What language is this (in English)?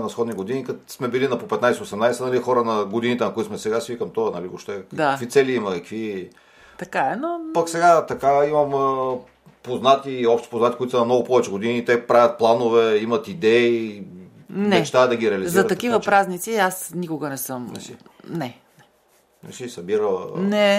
Bulgarian